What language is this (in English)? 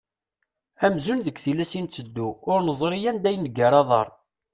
Kabyle